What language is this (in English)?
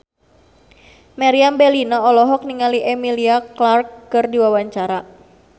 Sundanese